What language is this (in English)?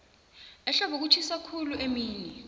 South Ndebele